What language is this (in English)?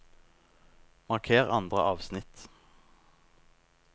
Norwegian